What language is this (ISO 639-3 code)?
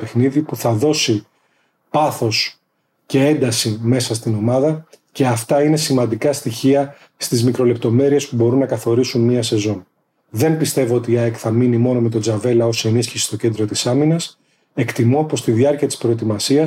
ell